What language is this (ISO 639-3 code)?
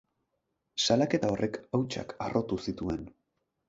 eus